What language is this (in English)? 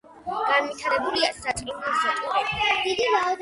Georgian